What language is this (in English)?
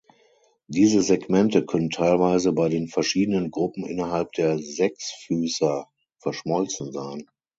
German